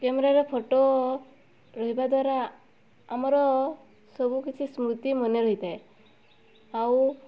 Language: Odia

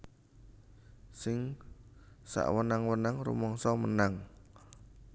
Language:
Javanese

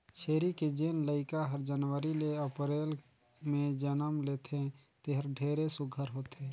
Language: Chhattisgarhi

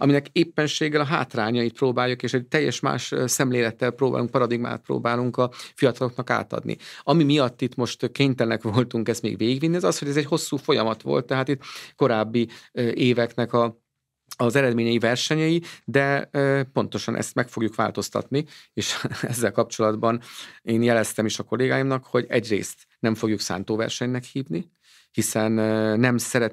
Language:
Hungarian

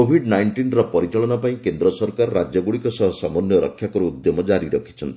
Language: Odia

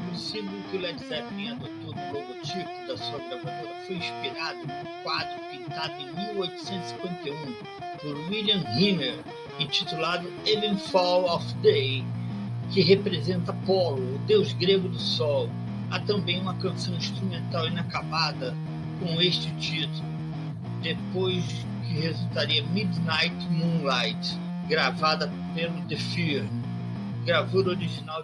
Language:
Portuguese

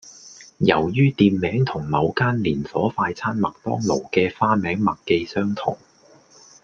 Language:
Cantonese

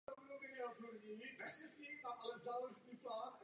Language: Czech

